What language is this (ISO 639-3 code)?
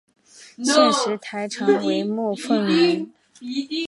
zho